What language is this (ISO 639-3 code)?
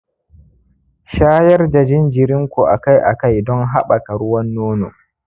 hau